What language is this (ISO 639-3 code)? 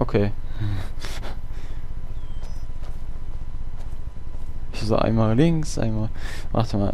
deu